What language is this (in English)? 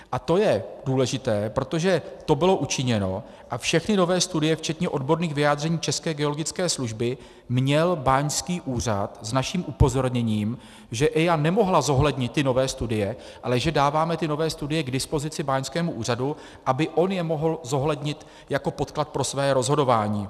Czech